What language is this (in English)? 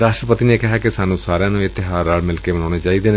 Punjabi